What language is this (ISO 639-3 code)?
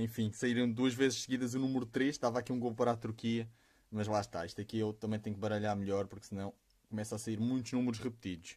por